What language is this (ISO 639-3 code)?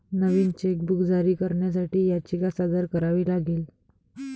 mar